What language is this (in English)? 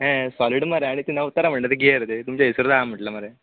Konkani